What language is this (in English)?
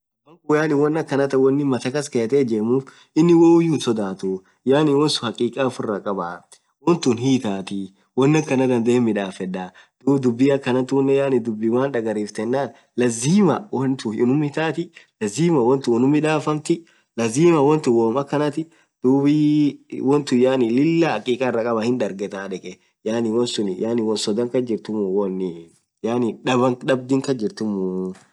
Orma